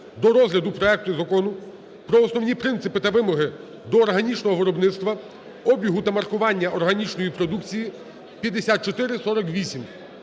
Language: Ukrainian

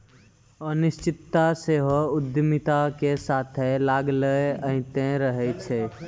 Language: Maithili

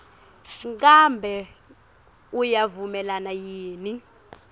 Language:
Swati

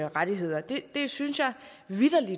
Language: Danish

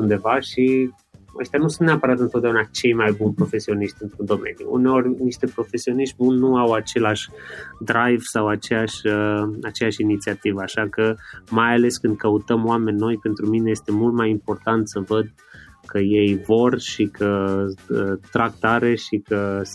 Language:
Romanian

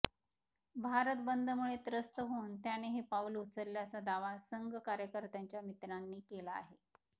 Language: Marathi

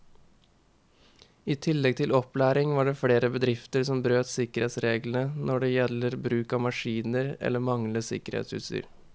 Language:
Norwegian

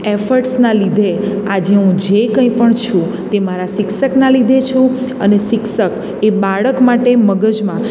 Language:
Gujarati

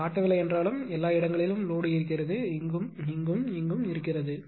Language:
Tamil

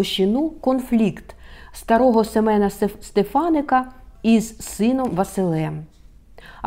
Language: Ukrainian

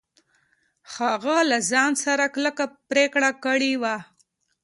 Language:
Pashto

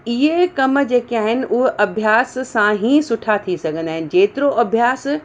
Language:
Sindhi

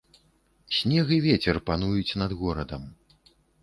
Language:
Belarusian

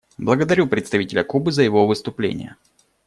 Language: Russian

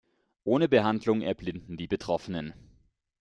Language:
German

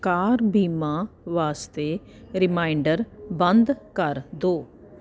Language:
Punjabi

